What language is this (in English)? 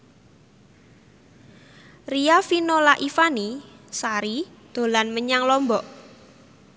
Javanese